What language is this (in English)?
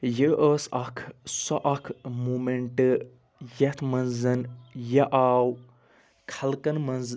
Kashmiri